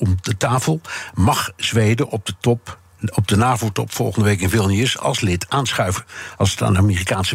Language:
Dutch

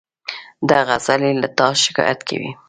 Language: Pashto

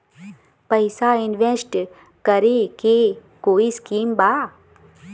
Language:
Bhojpuri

